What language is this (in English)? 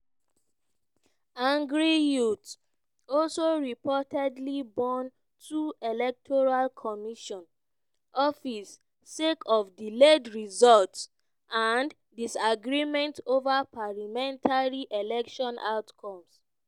Nigerian Pidgin